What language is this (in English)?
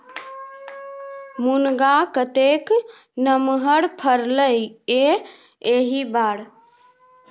Maithili